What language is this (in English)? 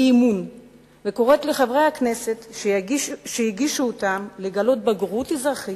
Hebrew